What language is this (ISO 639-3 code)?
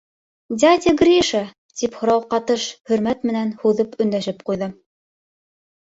bak